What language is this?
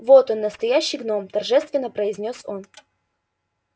Russian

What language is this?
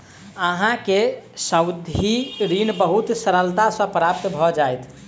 Maithili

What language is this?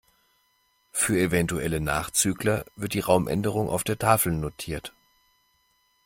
German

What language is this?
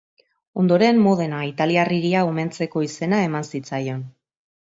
Basque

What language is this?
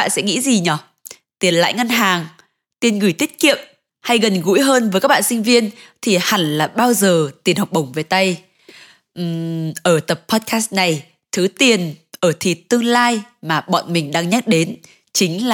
Vietnamese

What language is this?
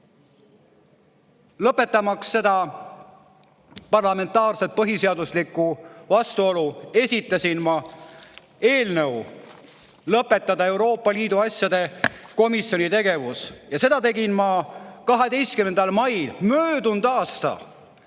Estonian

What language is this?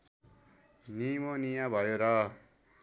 Nepali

